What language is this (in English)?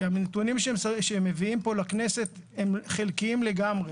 Hebrew